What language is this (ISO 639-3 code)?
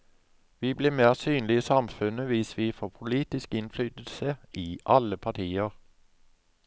nor